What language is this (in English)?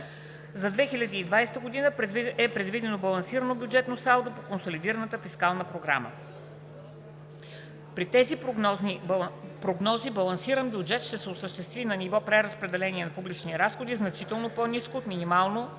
Bulgarian